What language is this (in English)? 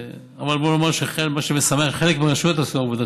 Hebrew